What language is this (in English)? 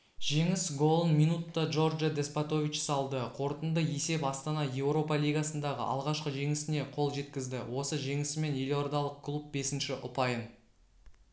Kazakh